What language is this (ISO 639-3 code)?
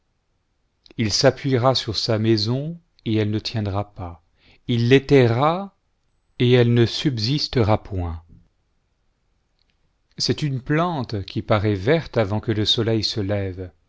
fra